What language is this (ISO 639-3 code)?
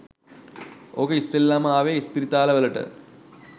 sin